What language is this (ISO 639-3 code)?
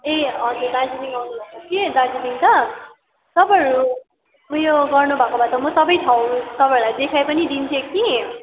nep